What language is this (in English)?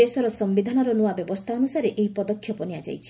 Odia